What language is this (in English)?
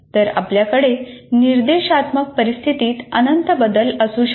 Marathi